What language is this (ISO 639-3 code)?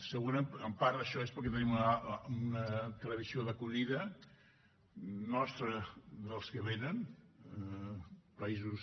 cat